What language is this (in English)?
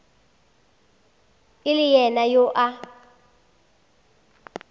Northern Sotho